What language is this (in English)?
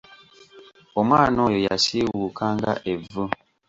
Ganda